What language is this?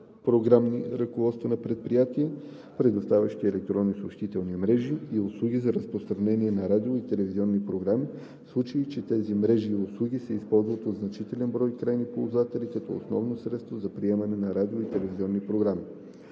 Bulgarian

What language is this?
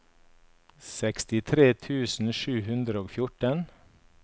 Norwegian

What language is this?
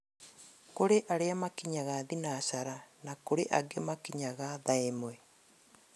Kikuyu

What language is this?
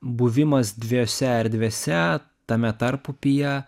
Lithuanian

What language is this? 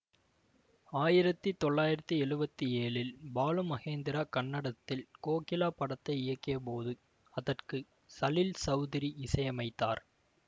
Tamil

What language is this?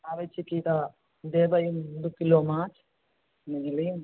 Maithili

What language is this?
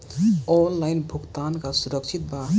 Bhojpuri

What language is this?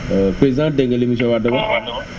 Wolof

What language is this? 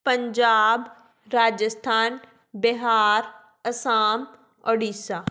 Punjabi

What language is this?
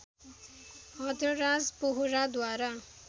Nepali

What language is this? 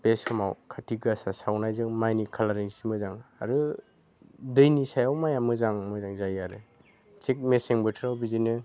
Bodo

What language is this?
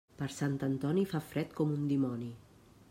Catalan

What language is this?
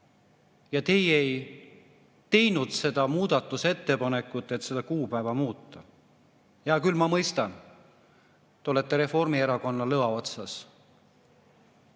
Estonian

